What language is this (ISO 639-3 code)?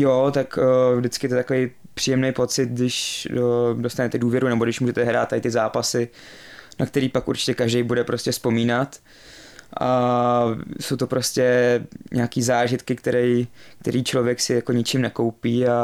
ces